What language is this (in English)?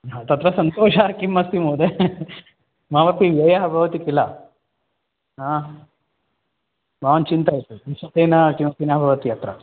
Sanskrit